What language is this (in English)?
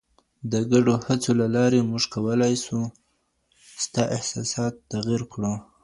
Pashto